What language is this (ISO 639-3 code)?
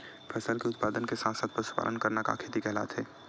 hne